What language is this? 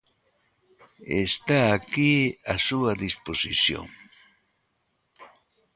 Galician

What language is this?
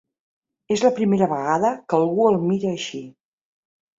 Catalan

